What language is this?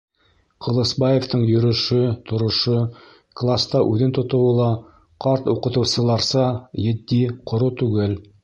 Bashkir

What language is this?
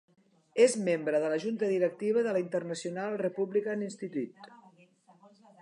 Catalan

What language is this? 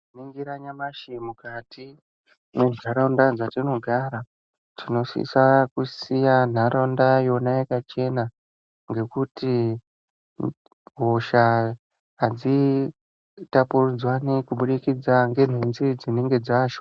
Ndau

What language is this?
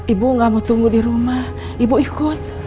Indonesian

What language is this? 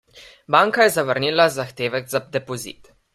Slovenian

